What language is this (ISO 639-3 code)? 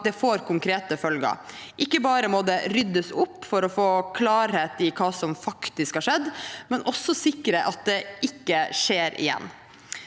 nor